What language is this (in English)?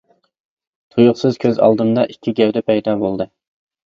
Uyghur